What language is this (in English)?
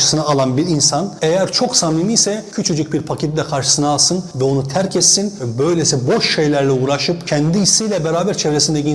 Turkish